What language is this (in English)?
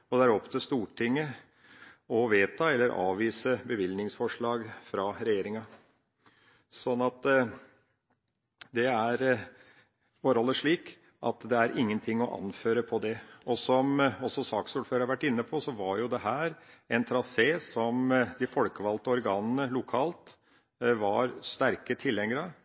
Norwegian Bokmål